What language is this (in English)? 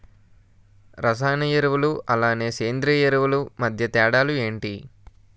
Telugu